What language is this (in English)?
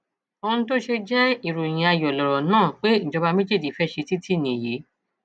Yoruba